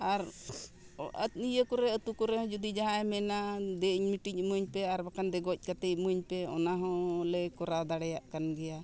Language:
Santali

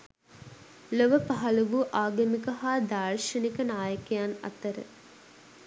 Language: Sinhala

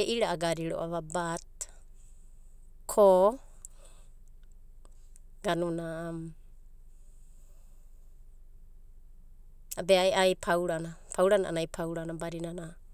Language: Abadi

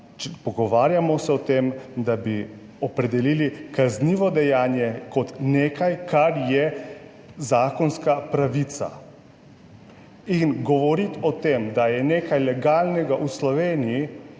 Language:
Slovenian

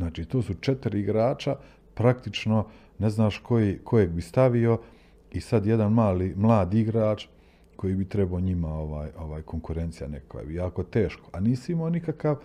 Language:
Croatian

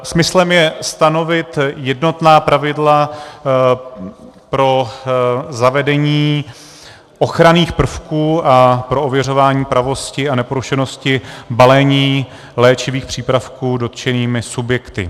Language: Czech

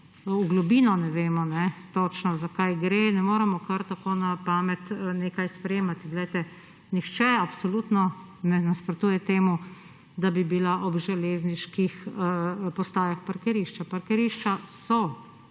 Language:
Slovenian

